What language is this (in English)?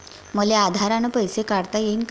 Marathi